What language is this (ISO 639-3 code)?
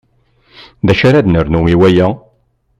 kab